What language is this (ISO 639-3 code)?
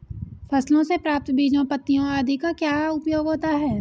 hin